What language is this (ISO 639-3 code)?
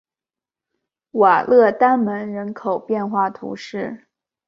zho